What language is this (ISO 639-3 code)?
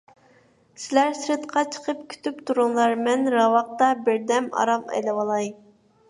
uig